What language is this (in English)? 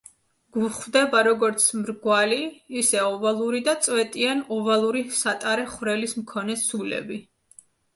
Georgian